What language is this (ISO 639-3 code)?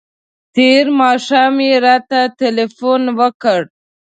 pus